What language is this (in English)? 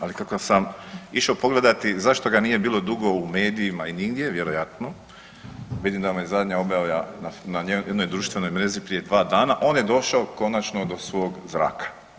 Croatian